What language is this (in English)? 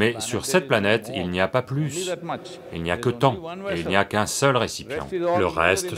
French